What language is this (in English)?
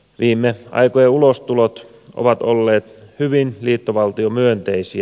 Finnish